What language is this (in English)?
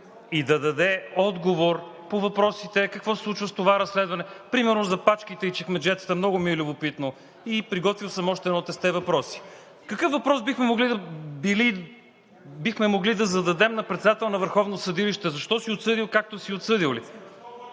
Bulgarian